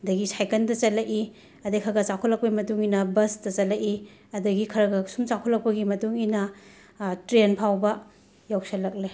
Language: Manipuri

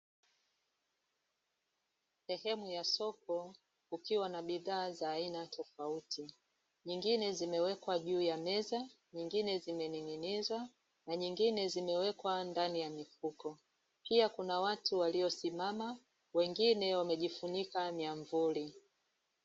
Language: Swahili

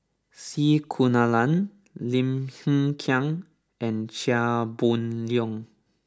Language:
English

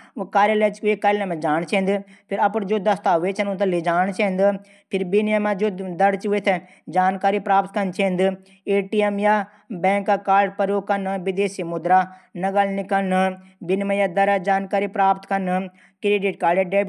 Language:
Garhwali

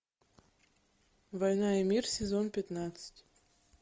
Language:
Russian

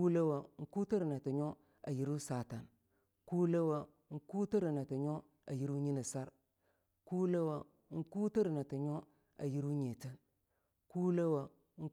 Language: Longuda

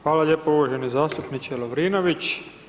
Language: Croatian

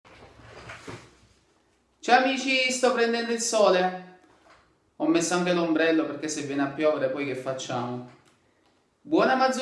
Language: Italian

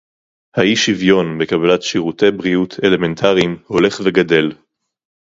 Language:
Hebrew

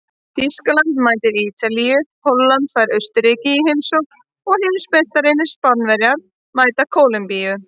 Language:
Icelandic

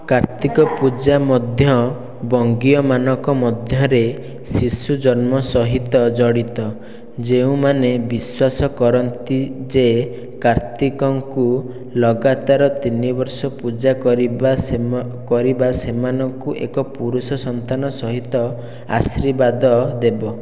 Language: Odia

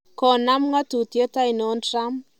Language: Kalenjin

